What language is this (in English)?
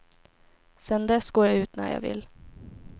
Swedish